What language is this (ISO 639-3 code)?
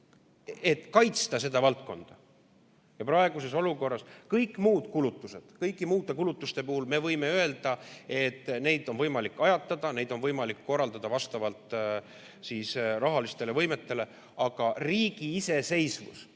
est